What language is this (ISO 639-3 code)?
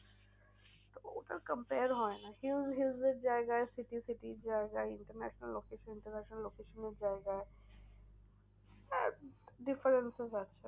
ben